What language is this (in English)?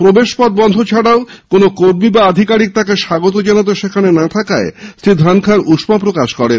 Bangla